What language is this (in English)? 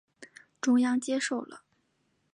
Chinese